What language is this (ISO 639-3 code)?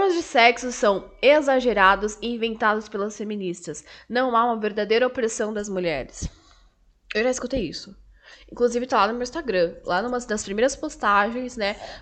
por